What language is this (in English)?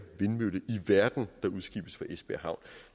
Danish